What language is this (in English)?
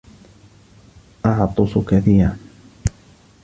Arabic